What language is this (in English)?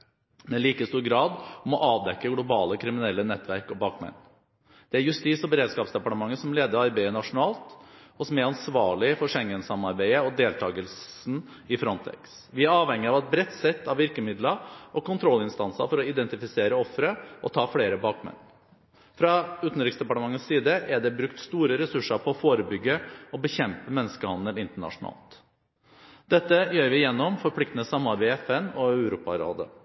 Norwegian Bokmål